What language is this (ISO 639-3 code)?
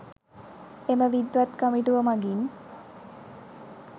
sin